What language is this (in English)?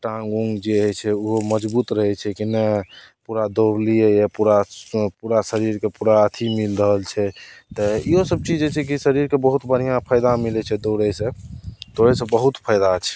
Maithili